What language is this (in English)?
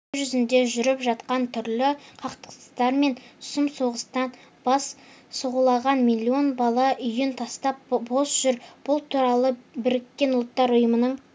Kazakh